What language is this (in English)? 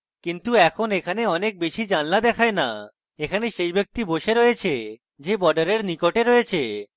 Bangla